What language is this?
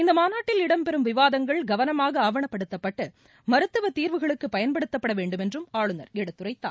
Tamil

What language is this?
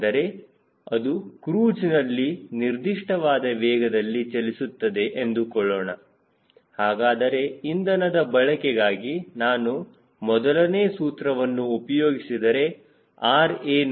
Kannada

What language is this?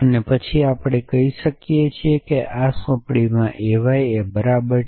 Gujarati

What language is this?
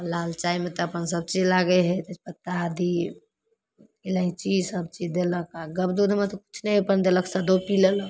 Maithili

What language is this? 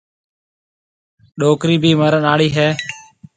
Marwari (Pakistan)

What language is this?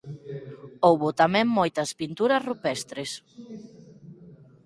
Galician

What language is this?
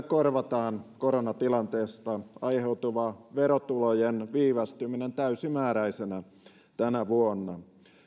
Finnish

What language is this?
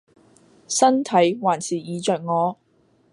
Cantonese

